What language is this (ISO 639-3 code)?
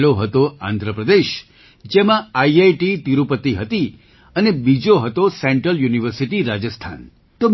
guj